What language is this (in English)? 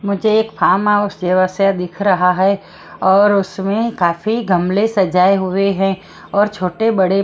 Hindi